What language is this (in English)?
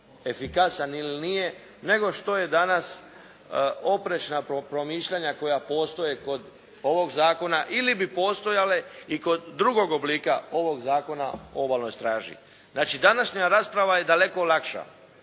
Croatian